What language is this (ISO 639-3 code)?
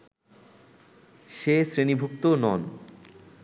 ben